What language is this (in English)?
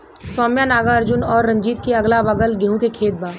Bhojpuri